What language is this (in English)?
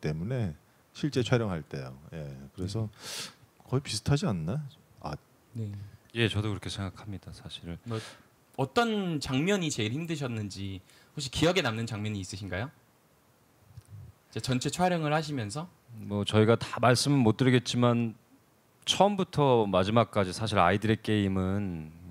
Korean